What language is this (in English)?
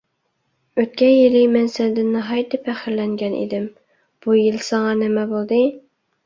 Uyghur